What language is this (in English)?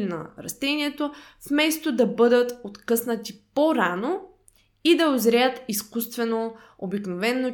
Bulgarian